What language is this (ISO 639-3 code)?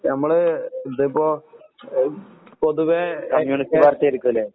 mal